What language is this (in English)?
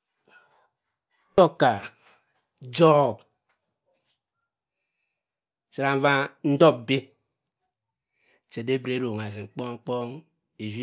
Cross River Mbembe